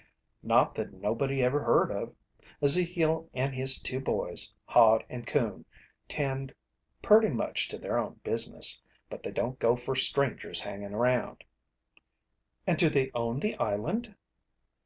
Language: English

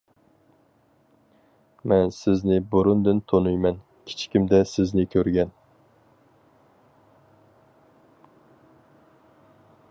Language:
Uyghur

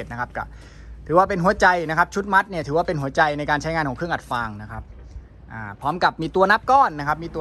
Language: Thai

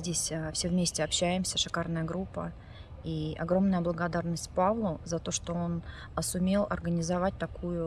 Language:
Russian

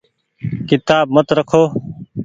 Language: Goaria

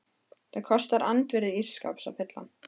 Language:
Icelandic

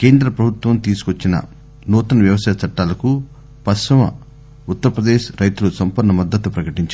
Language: Telugu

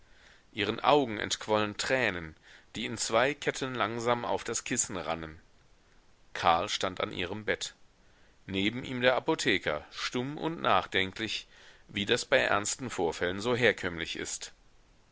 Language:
German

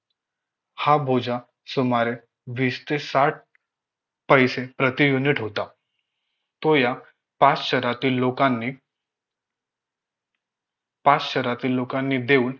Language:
Marathi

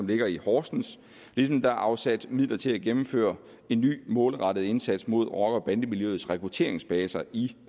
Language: Danish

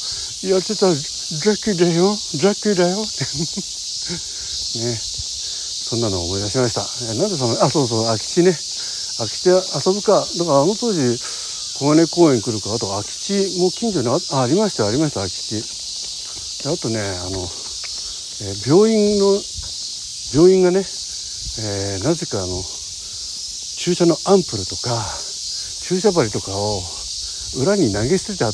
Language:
Japanese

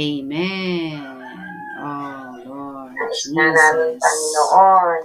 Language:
Filipino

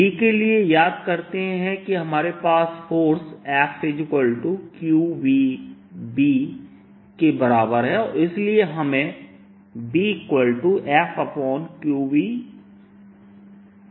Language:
Hindi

